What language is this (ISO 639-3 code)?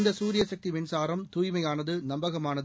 tam